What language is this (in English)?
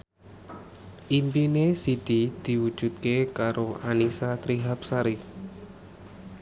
Javanese